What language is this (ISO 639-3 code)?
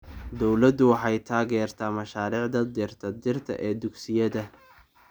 som